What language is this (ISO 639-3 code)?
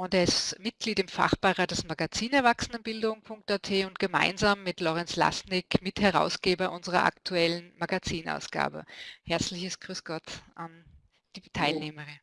deu